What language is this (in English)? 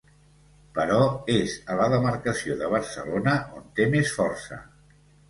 Catalan